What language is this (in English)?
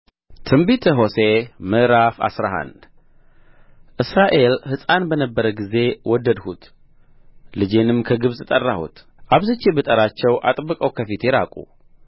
Amharic